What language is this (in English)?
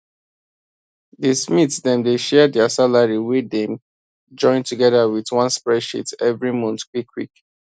Nigerian Pidgin